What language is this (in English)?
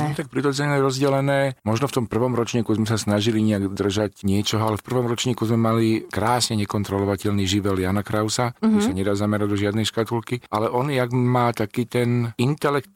Slovak